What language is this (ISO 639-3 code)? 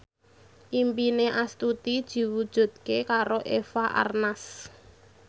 jav